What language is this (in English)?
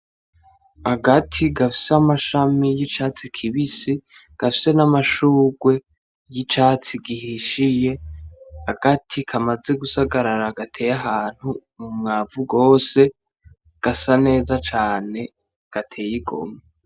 Rundi